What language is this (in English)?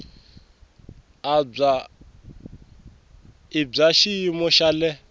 Tsonga